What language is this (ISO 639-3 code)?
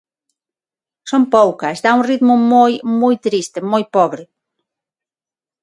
glg